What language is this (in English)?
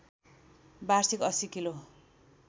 Nepali